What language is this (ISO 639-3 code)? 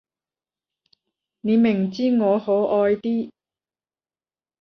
yue